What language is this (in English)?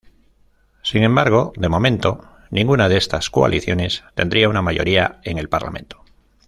Spanish